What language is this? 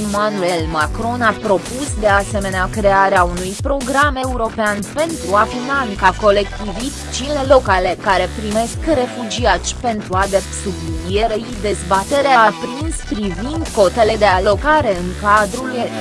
Romanian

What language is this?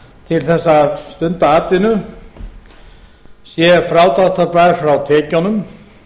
Icelandic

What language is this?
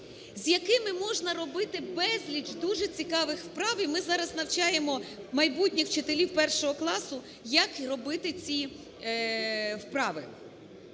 Ukrainian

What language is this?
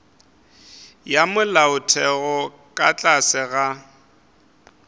Northern Sotho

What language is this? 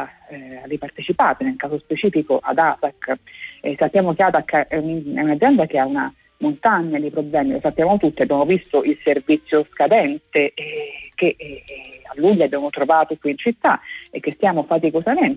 Italian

